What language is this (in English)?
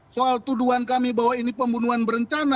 Indonesian